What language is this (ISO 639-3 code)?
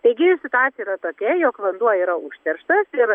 lit